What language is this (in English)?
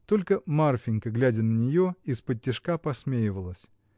Russian